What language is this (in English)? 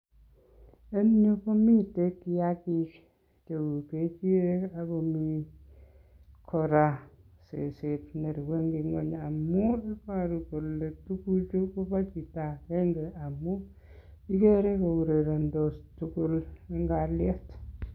Kalenjin